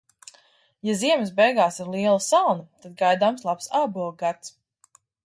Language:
Latvian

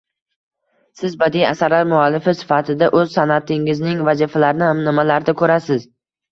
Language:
Uzbek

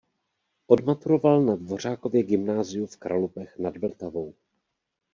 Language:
Czech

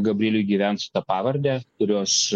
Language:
Lithuanian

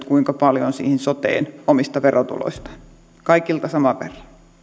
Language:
Finnish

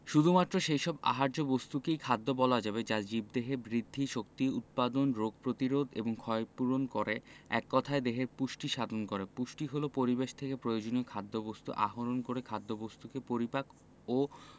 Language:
Bangla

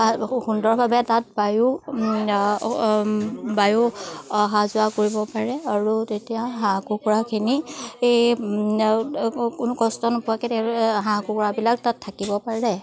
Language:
Assamese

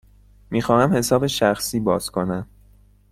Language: Persian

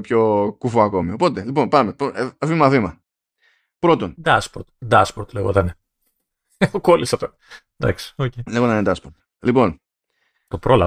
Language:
Greek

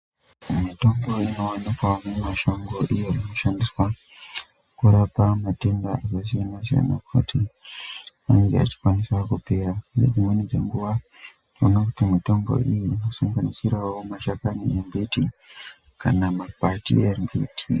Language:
Ndau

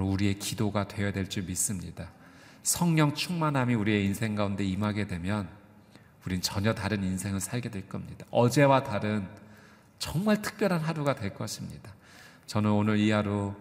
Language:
Korean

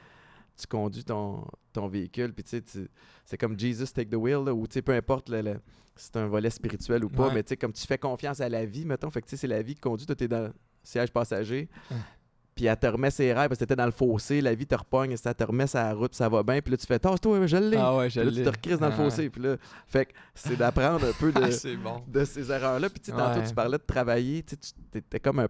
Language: French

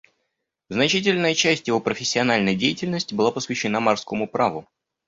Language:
Russian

